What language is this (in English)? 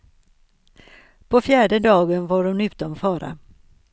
Swedish